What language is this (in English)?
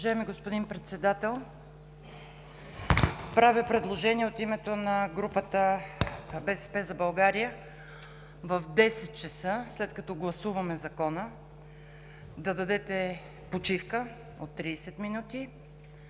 Bulgarian